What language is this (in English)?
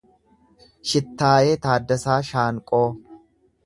Oromo